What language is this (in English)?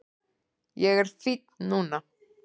Icelandic